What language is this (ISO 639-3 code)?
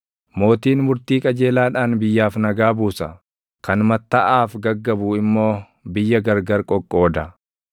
orm